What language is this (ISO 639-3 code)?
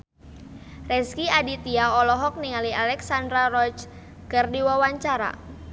sun